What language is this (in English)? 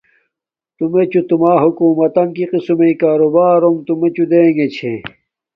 Domaaki